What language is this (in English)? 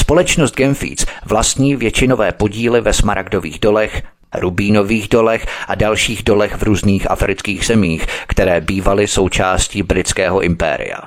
Czech